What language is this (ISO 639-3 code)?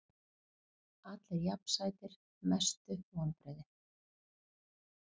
isl